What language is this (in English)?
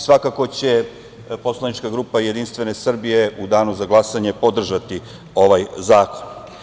Serbian